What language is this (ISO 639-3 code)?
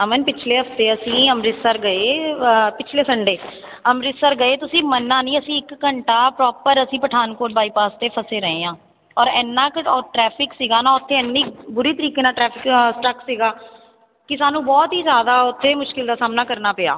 pan